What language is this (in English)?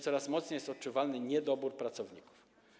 Polish